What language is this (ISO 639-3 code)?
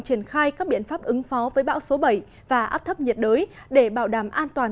vie